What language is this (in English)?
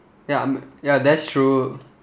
English